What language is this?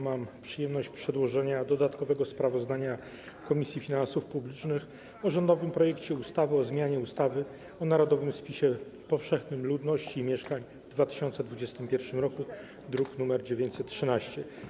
Polish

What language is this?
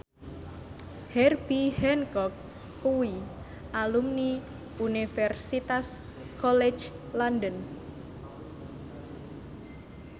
Javanese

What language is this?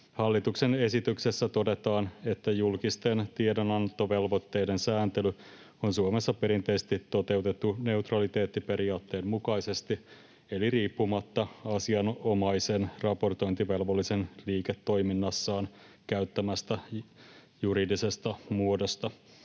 Finnish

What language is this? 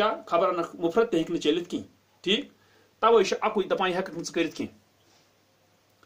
Turkish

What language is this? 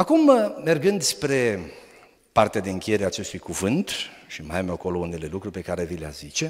Romanian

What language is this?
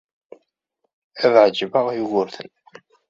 Kabyle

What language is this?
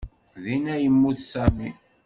Kabyle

